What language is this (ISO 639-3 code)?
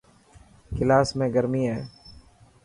mki